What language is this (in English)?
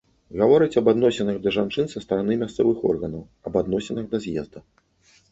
Belarusian